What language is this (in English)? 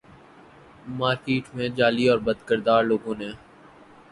Urdu